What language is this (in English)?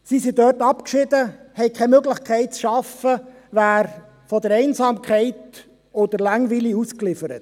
Swiss German